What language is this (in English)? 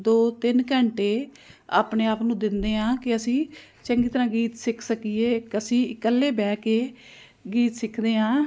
Punjabi